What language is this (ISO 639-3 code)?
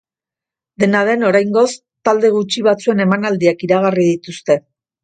eus